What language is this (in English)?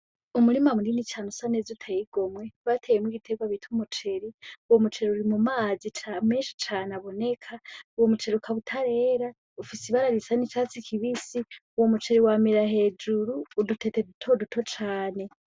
Rundi